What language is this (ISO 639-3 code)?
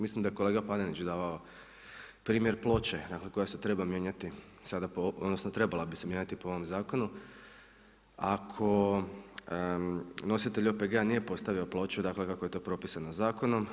hrv